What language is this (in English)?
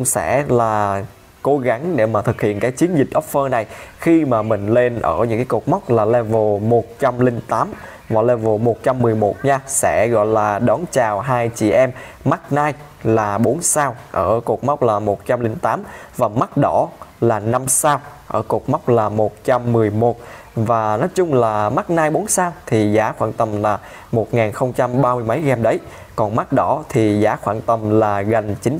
Vietnamese